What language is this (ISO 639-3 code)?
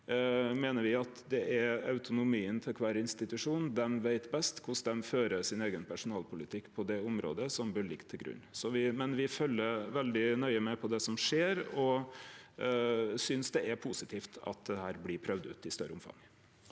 nor